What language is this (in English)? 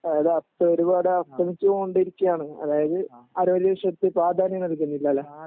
Malayalam